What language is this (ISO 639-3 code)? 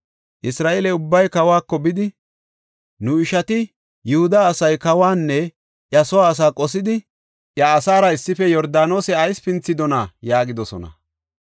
gof